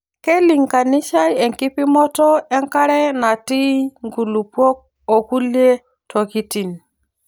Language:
Masai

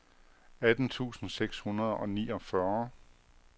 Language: Danish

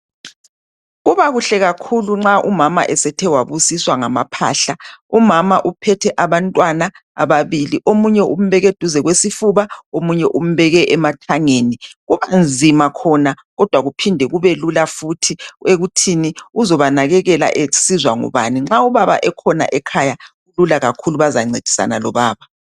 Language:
North Ndebele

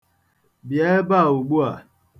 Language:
Igbo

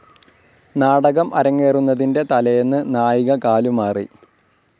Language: Malayalam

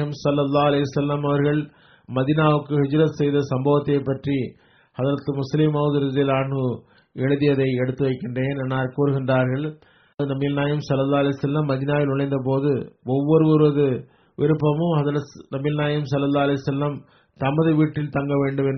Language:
Tamil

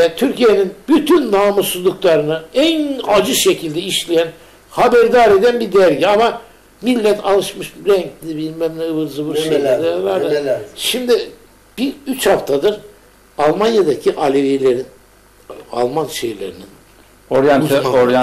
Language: Turkish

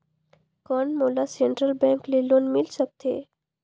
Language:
Chhattisgarhi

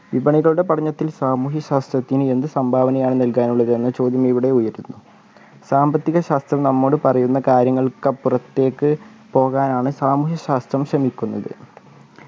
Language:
Malayalam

